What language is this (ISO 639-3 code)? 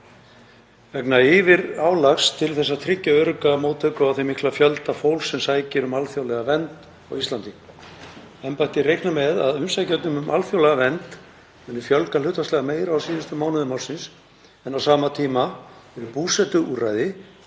isl